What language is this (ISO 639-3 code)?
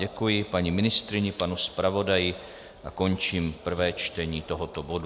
ces